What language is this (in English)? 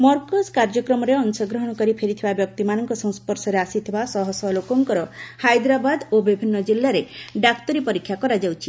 Odia